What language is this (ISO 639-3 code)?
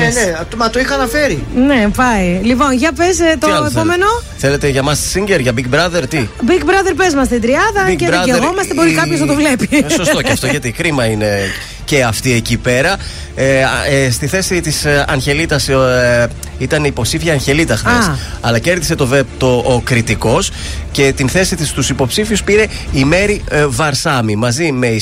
ell